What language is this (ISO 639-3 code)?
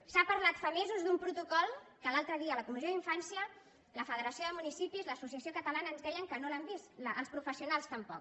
cat